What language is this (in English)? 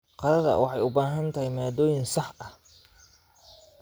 Somali